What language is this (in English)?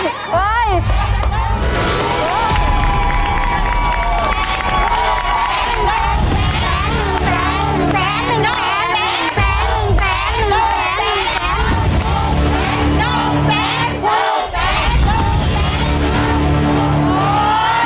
Thai